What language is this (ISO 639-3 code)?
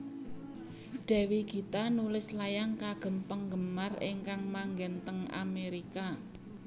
jav